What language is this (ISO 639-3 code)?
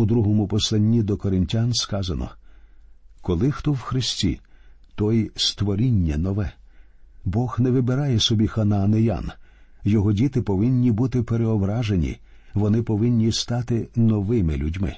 ukr